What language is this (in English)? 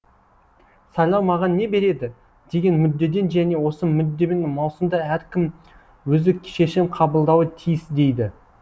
Kazakh